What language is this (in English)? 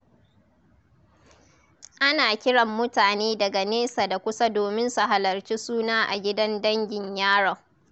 Hausa